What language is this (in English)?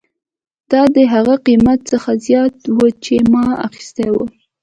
Pashto